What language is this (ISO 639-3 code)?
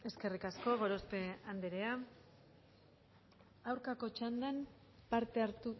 eus